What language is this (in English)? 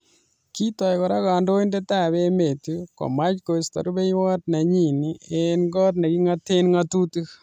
Kalenjin